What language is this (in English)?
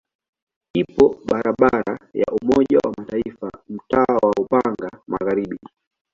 Swahili